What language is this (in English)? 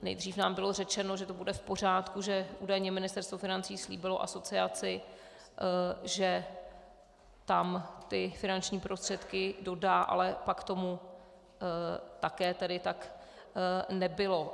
Czech